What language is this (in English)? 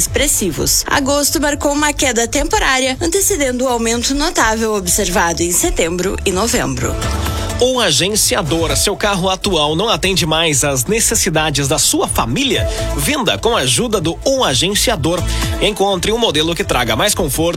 Portuguese